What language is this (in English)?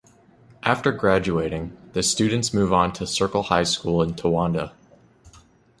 English